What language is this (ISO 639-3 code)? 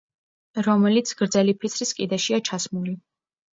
kat